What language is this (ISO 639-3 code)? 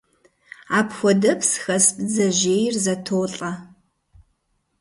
kbd